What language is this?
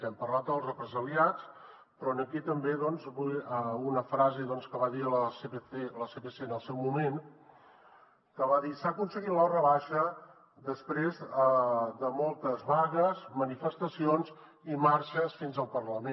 Catalan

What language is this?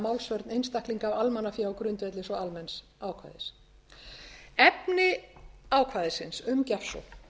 Icelandic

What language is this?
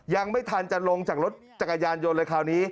Thai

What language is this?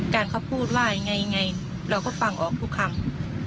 Thai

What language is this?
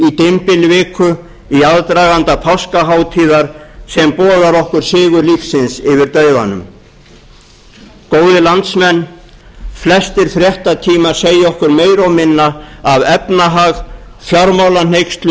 Icelandic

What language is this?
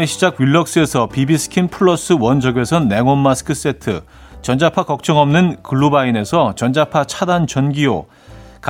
Korean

